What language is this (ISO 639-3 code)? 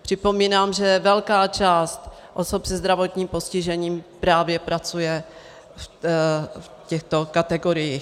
ces